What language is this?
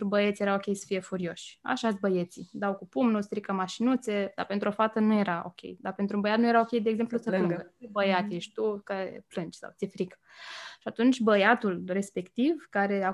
Romanian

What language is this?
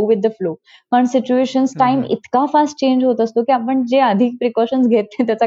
Marathi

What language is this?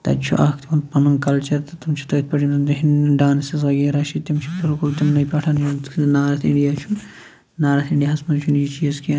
Kashmiri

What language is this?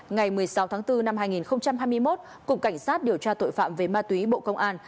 Vietnamese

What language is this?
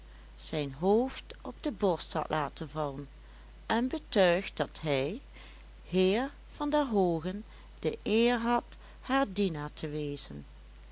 Dutch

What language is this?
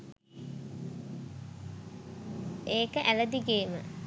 Sinhala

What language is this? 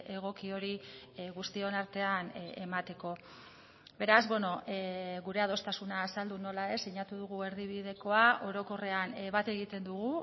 Basque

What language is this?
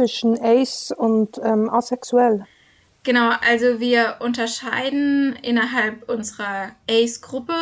German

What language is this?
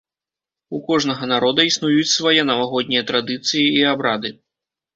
Belarusian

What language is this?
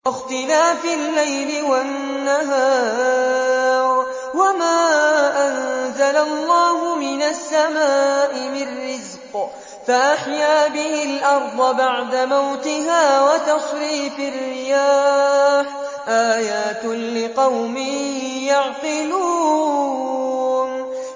Arabic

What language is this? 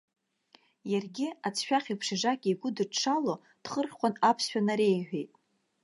Abkhazian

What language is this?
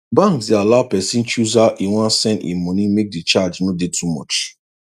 Nigerian Pidgin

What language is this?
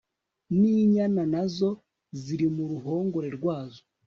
Kinyarwanda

